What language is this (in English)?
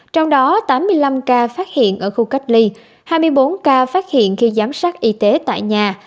Vietnamese